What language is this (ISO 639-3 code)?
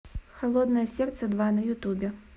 rus